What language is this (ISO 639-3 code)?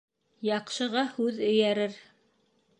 bak